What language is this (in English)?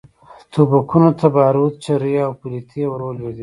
Pashto